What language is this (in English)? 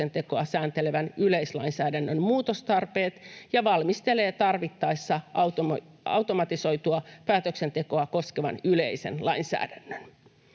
Finnish